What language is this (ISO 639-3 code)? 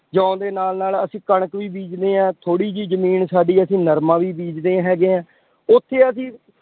pan